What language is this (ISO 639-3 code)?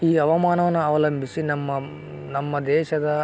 kan